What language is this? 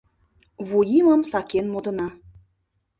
Mari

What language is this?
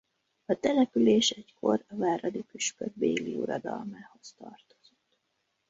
Hungarian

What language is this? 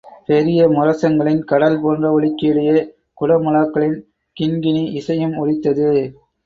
Tamil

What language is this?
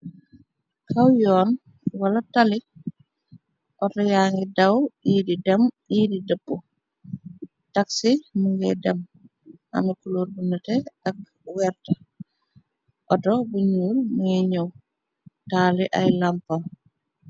Wolof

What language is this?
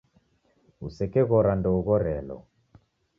Taita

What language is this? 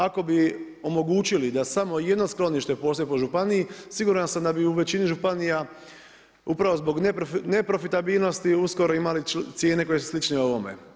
Croatian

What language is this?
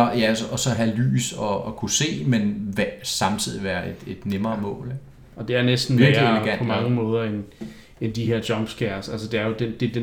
Danish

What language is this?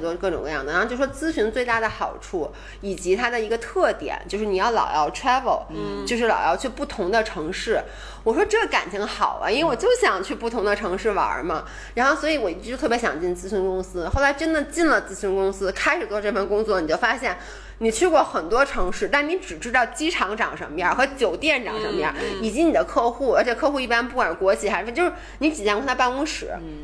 Chinese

